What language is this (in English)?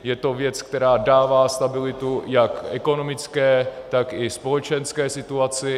Czech